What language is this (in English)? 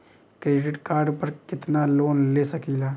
Bhojpuri